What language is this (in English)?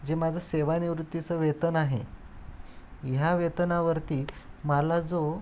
Marathi